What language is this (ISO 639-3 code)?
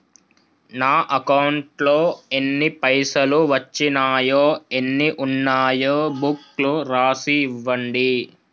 tel